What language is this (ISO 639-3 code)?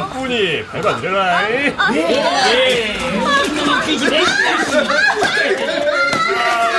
kor